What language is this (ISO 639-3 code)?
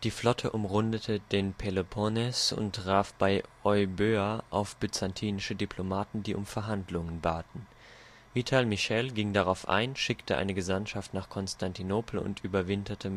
deu